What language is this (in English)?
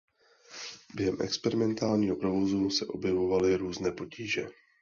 Czech